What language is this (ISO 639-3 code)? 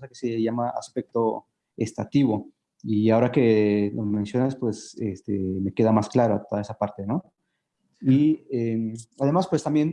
spa